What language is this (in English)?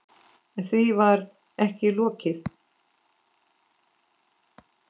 Icelandic